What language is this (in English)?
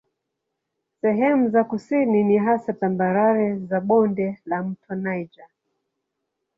Swahili